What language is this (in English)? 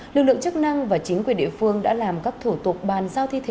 Vietnamese